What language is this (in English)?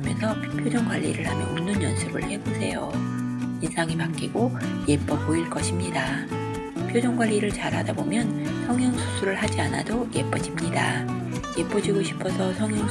Korean